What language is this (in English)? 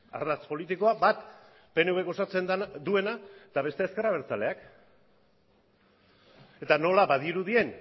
Basque